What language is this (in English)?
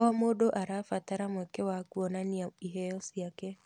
Kikuyu